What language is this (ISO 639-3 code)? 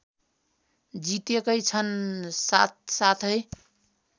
nep